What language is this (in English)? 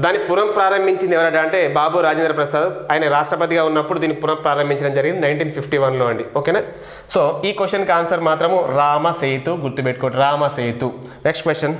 Telugu